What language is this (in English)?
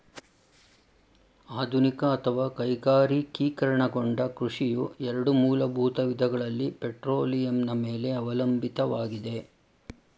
Kannada